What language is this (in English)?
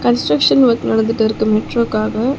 Tamil